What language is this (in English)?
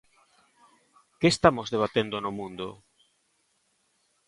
Galician